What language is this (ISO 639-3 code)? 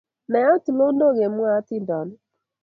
kln